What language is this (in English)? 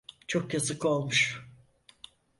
Turkish